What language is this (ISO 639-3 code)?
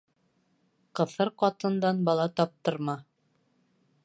bak